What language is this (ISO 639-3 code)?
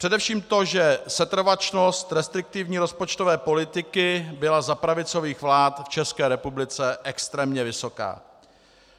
ces